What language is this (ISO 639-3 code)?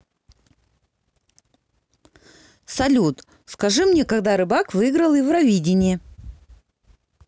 rus